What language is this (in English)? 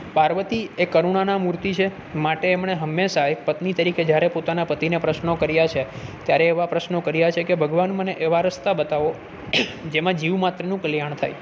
Gujarati